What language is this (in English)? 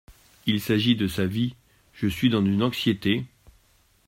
French